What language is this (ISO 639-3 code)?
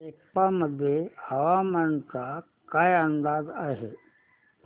mar